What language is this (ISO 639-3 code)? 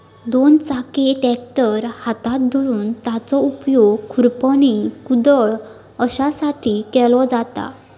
mar